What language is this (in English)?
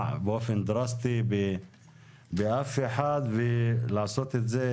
Hebrew